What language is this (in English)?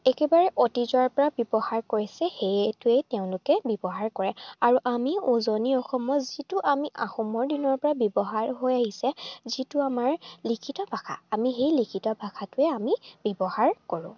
Assamese